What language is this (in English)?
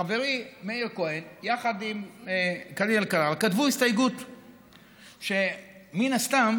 Hebrew